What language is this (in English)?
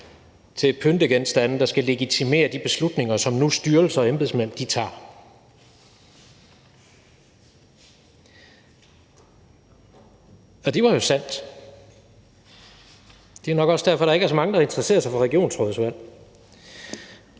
Danish